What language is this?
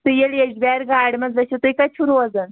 Kashmiri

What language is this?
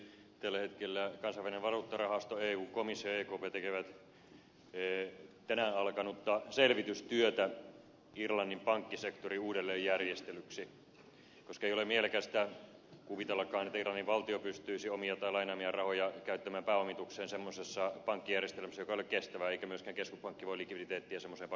Finnish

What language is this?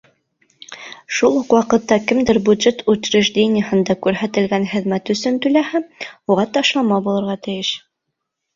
Bashkir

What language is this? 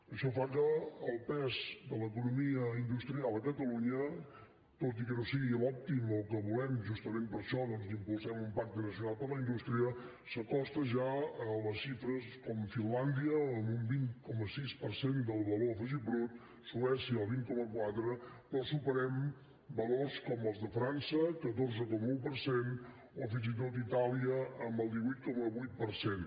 Catalan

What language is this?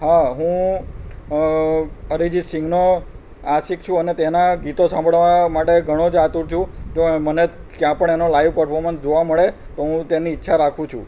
Gujarati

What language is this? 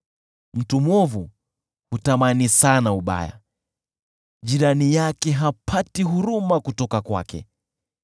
Swahili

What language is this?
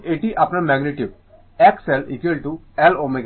Bangla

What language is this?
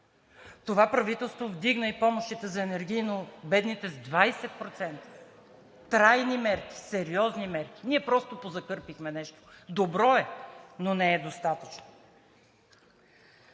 Bulgarian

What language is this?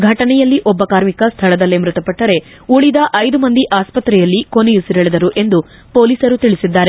Kannada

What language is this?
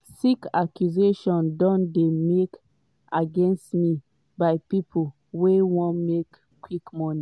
Nigerian Pidgin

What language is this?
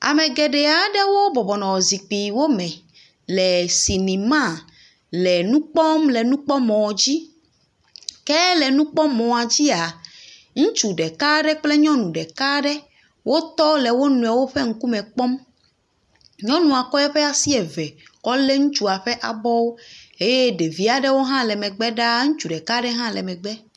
Ewe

